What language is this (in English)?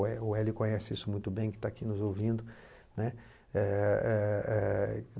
Portuguese